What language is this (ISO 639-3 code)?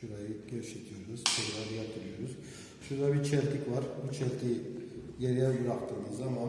tur